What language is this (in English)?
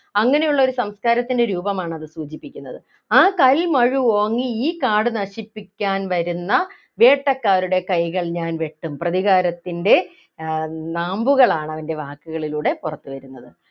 Malayalam